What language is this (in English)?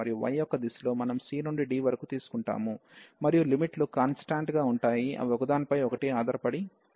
Telugu